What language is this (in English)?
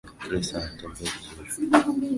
Swahili